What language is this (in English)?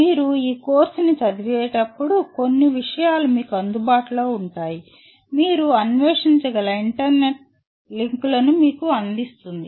Telugu